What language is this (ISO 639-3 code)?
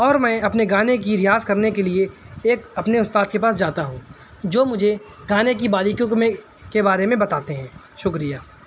urd